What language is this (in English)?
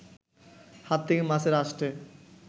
Bangla